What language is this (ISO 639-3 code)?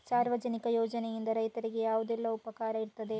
kan